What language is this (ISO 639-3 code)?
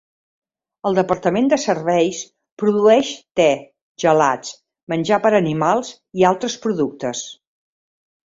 cat